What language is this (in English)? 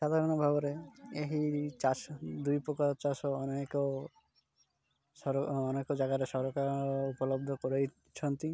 Odia